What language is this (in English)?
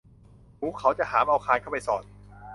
Thai